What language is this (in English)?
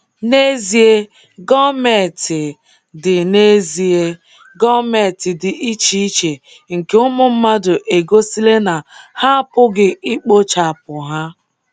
Igbo